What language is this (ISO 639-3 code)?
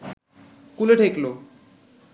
ben